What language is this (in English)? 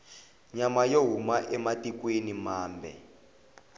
Tsonga